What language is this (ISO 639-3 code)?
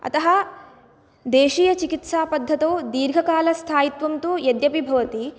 san